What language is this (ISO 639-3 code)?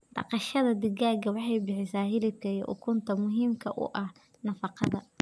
som